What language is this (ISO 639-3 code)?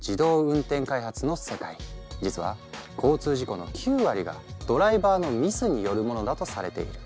jpn